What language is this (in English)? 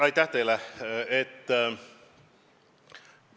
Estonian